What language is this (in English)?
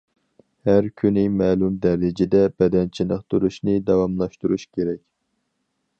Uyghur